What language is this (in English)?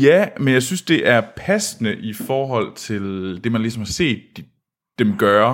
Danish